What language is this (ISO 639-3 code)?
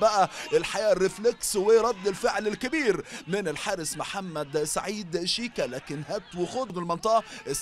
ara